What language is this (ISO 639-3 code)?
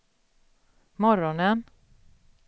swe